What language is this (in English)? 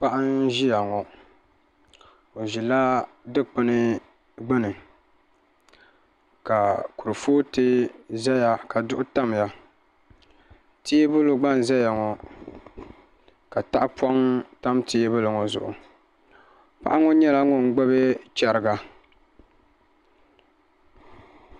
Dagbani